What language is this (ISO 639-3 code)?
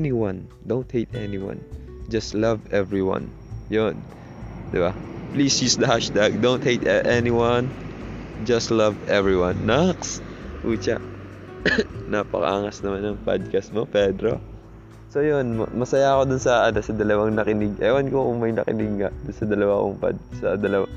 fil